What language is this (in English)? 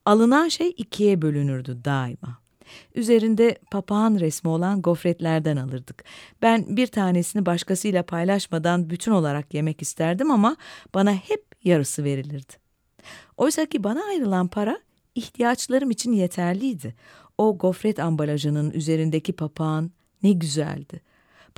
Turkish